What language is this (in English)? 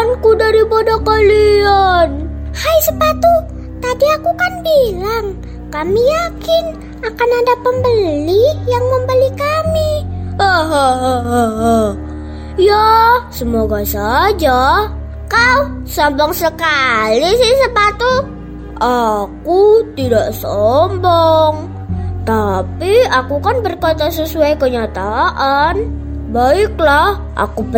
Indonesian